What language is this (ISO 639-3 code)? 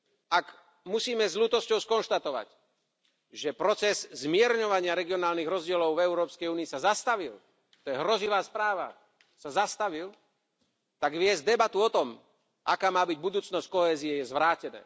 slk